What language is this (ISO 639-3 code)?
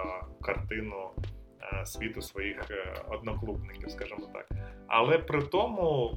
ukr